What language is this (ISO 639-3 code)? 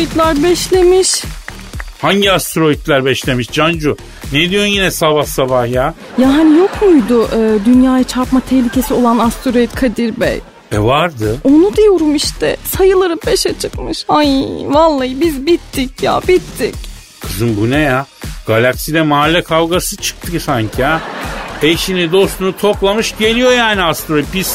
tur